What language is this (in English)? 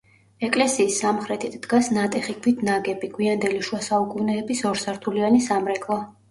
Georgian